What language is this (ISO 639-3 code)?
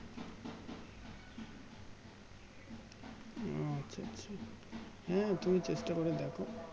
ben